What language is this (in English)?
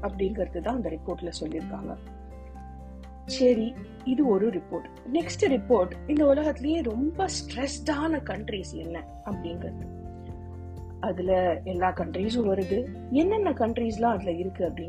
Tamil